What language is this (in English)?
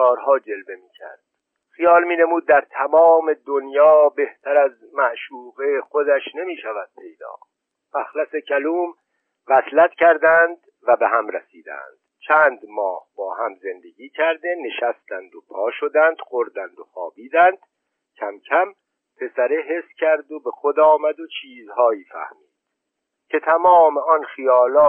Persian